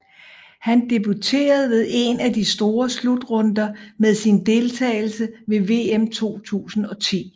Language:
Danish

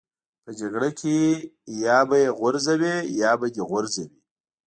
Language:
Pashto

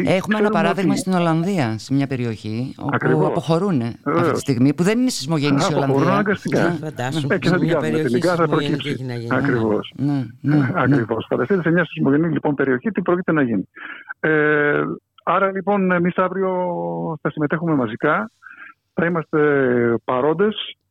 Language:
Greek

